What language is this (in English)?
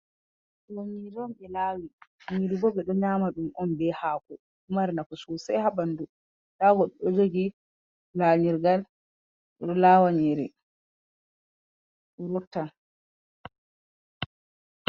Fula